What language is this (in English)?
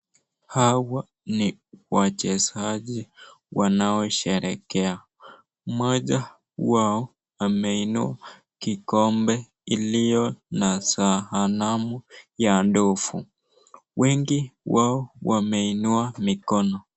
Swahili